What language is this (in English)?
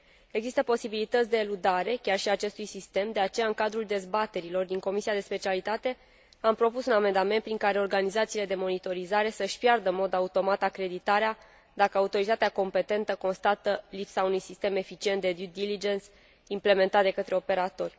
Romanian